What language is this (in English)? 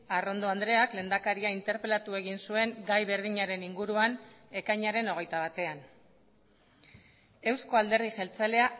Basque